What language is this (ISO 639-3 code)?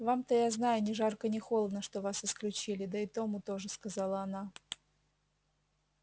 rus